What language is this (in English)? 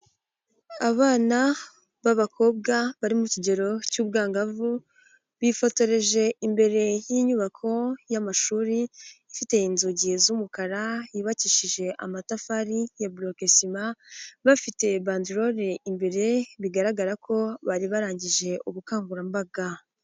Kinyarwanda